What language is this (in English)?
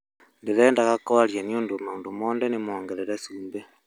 Kikuyu